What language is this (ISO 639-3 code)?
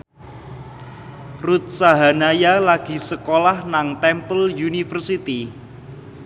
jav